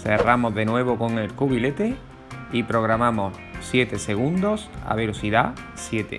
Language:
Spanish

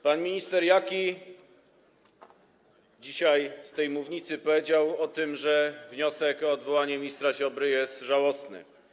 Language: Polish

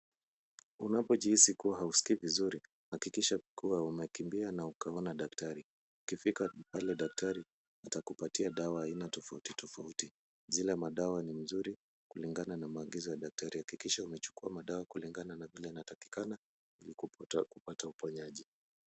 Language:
Swahili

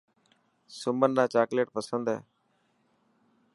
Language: Dhatki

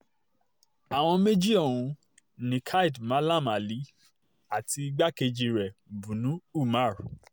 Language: Yoruba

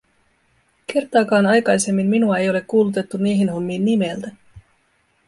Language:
Finnish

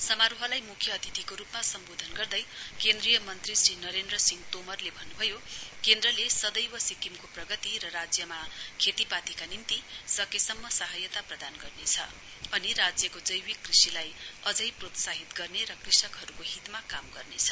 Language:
Nepali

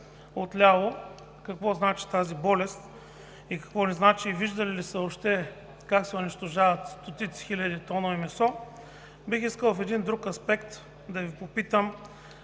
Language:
Bulgarian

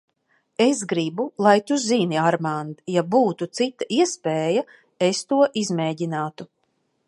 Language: Latvian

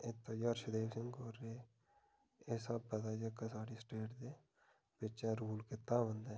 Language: Dogri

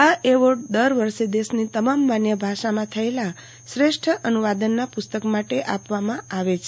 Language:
Gujarati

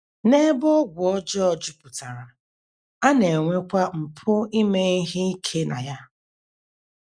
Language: Igbo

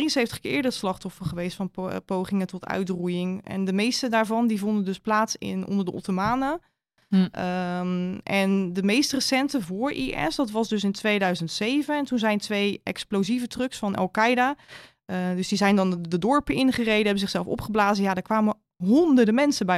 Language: Dutch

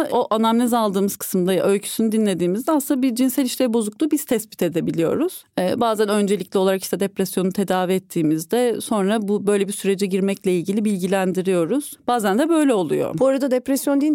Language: Turkish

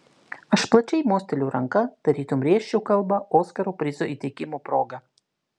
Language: Lithuanian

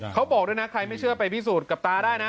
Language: Thai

